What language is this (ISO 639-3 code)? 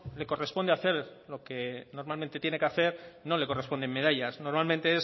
spa